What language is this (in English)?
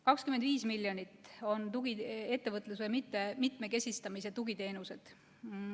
Estonian